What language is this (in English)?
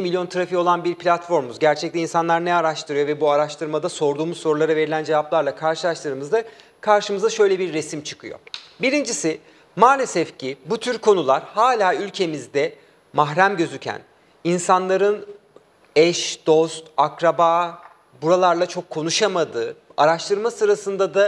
Turkish